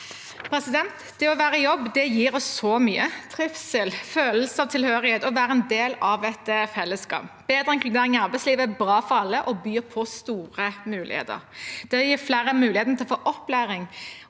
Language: Norwegian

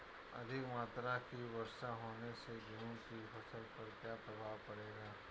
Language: Hindi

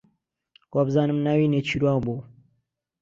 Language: Central Kurdish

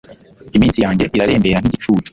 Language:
Kinyarwanda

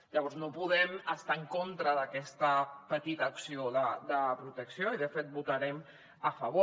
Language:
Catalan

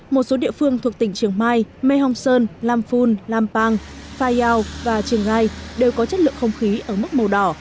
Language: Vietnamese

